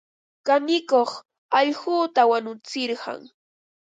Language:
Ambo-Pasco Quechua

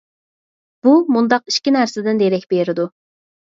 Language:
Uyghur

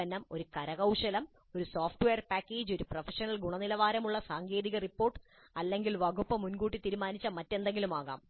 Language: Malayalam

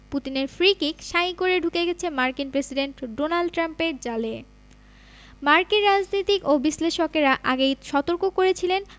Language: Bangla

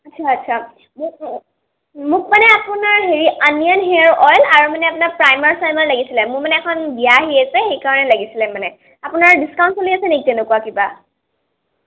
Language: Assamese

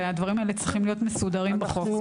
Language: Hebrew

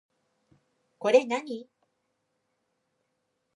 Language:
Japanese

